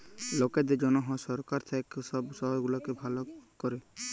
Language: Bangla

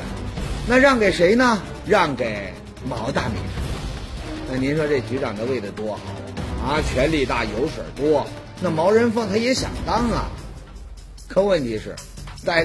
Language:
Chinese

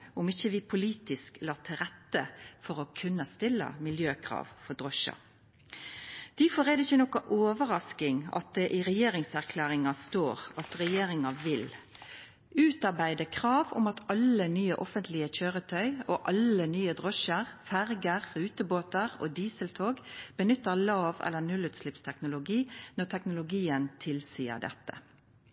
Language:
Norwegian Nynorsk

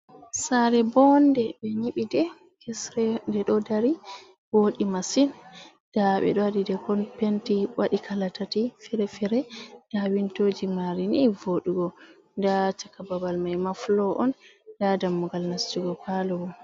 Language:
Fula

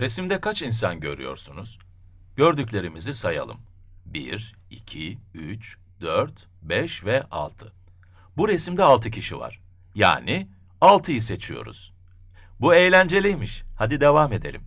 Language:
Turkish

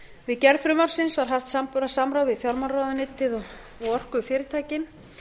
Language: Icelandic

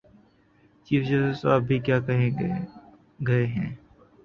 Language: Urdu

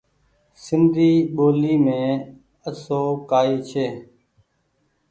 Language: Goaria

